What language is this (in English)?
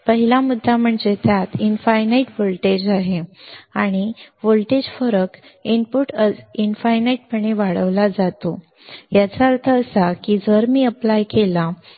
Marathi